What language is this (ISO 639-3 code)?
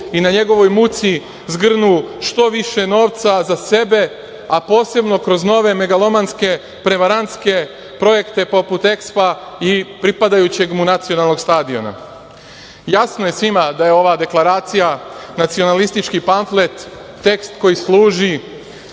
srp